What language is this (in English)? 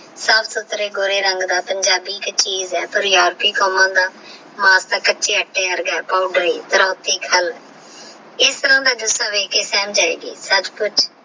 Punjabi